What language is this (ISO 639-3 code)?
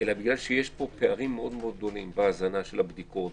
heb